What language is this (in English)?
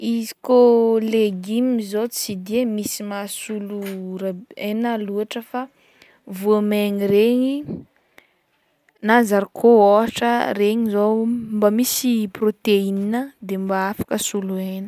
Northern Betsimisaraka Malagasy